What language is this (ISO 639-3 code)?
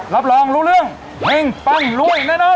tha